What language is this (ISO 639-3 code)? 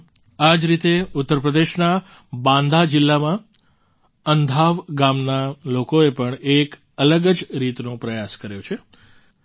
guj